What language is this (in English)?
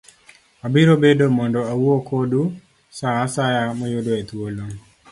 Luo (Kenya and Tanzania)